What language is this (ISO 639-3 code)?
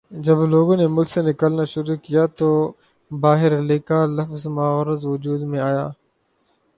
urd